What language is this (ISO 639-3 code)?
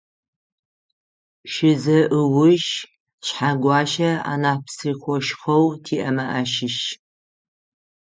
ady